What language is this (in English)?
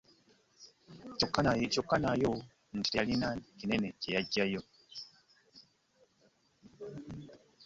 Ganda